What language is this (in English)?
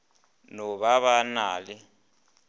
Northern Sotho